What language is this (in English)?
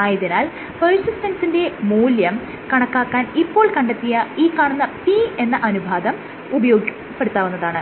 Malayalam